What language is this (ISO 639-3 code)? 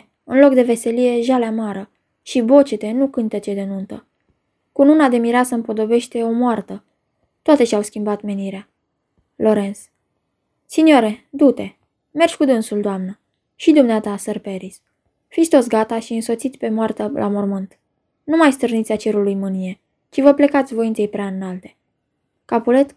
ron